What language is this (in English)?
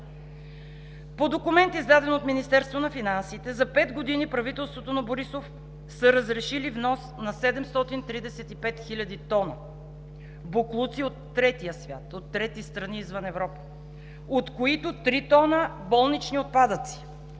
Bulgarian